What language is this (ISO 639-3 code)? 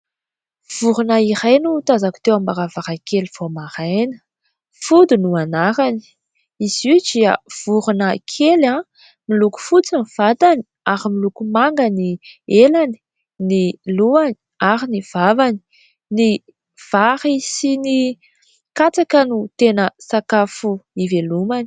mlg